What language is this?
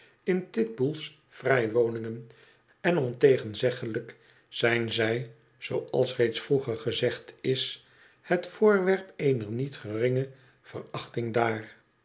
Dutch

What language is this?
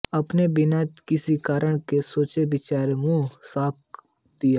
Hindi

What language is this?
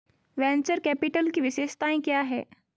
Hindi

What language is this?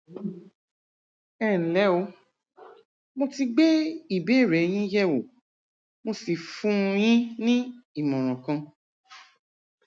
Yoruba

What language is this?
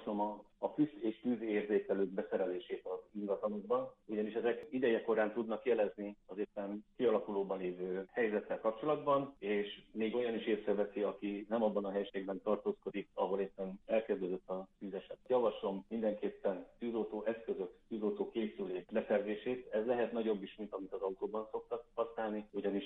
Hungarian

